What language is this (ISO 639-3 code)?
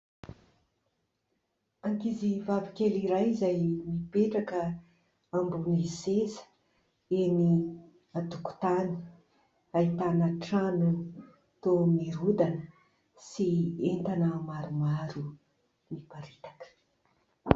mlg